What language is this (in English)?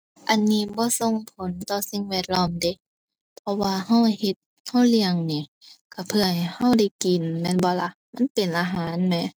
Thai